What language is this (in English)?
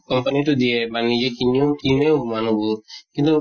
Assamese